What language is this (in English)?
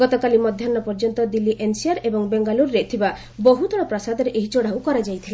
Odia